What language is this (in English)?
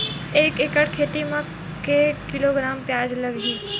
Chhattisgarhi